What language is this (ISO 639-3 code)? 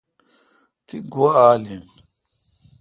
xka